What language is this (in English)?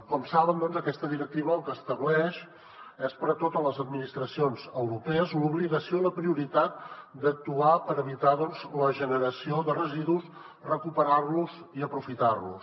Catalan